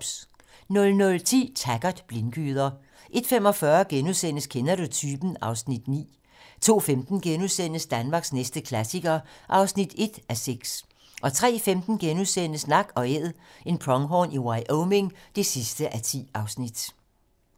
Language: Danish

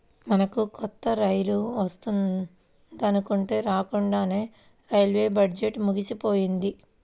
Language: Telugu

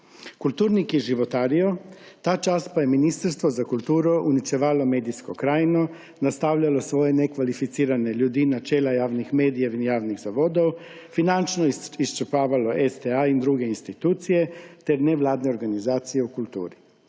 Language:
Slovenian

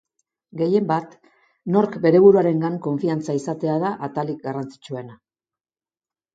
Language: Basque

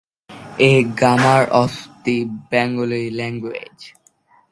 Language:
Bangla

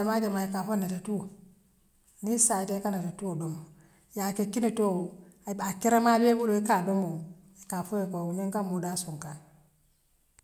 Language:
Western Maninkakan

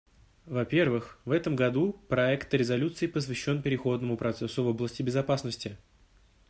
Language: Russian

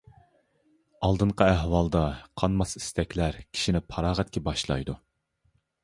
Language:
Uyghur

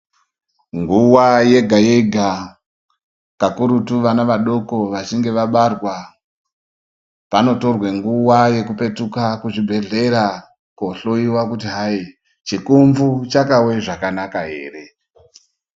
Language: Ndau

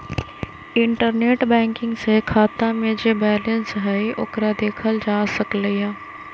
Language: Magahi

